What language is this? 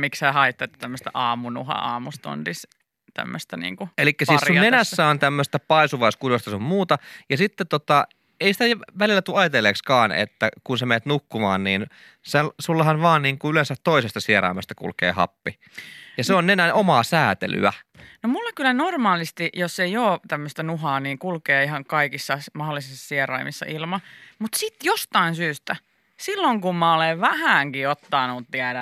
Finnish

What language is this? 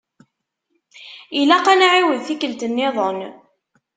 Kabyle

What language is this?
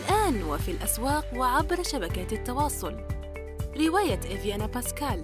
Arabic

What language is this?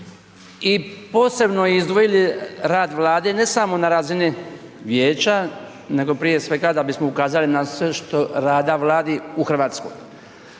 Croatian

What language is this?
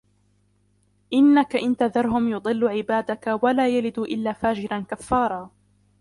Arabic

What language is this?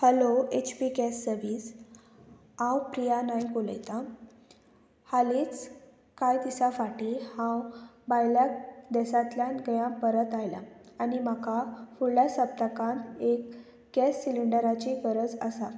Konkani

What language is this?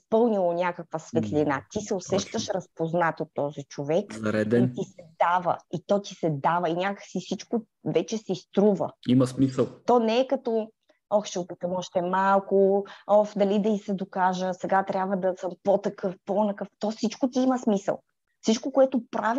Bulgarian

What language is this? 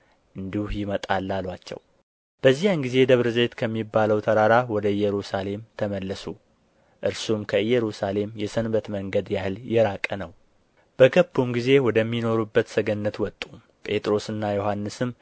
Amharic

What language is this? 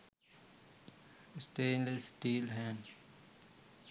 Sinhala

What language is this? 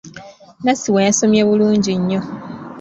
Ganda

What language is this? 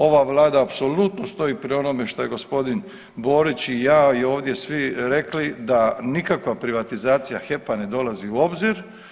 Croatian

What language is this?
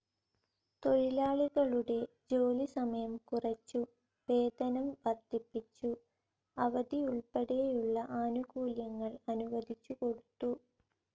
Malayalam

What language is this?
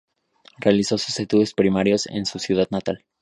Spanish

